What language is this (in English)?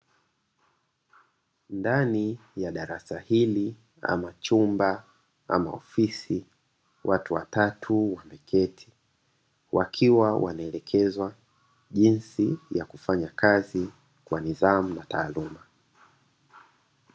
Swahili